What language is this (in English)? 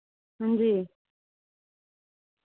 Dogri